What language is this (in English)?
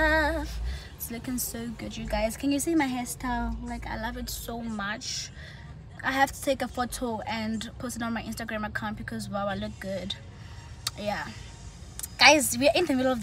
English